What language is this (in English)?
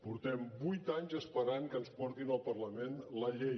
Catalan